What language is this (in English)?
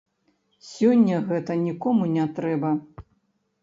Belarusian